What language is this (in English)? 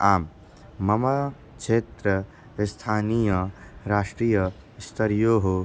Sanskrit